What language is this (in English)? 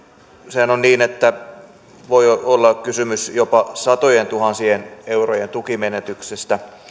Finnish